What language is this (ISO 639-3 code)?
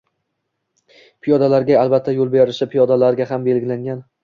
uzb